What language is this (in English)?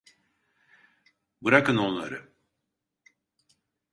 Turkish